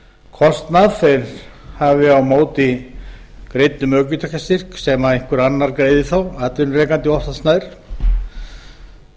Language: Icelandic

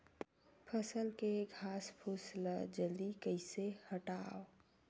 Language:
Chhattisgarhi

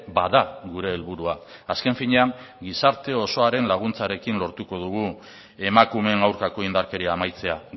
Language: Basque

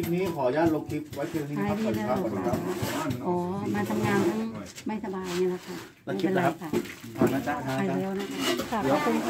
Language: Thai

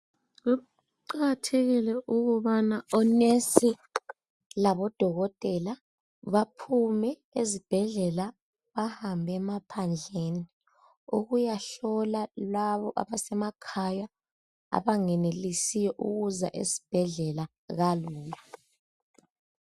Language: North Ndebele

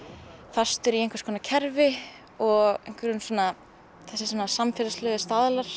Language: Icelandic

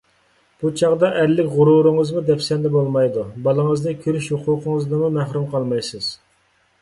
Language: Uyghur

